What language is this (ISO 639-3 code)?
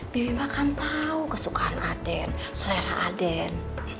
ind